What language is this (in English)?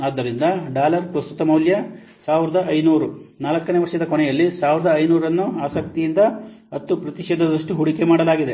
Kannada